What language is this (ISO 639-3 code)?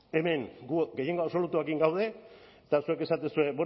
eus